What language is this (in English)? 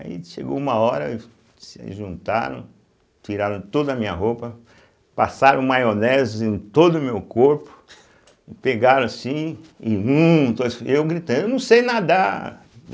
Portuguese